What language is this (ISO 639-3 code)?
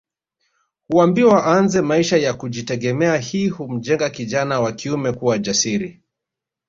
swa